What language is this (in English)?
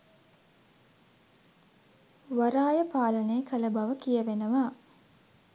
Sinhala